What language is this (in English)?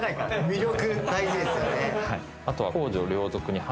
Japanese